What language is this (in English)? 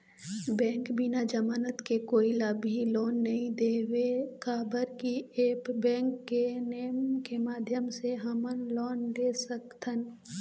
Chhattisgarhi